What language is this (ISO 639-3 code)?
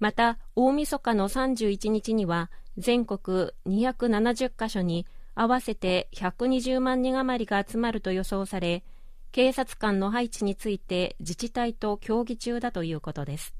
jpn